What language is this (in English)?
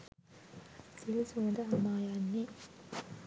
Sinhala